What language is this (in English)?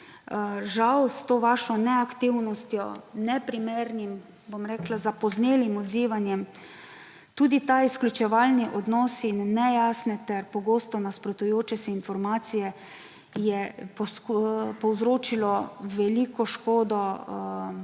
Slovenian